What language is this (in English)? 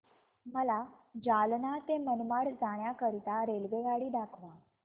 Marathi